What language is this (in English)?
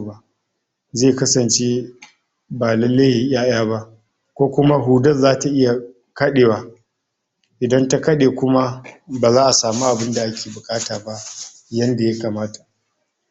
Hausa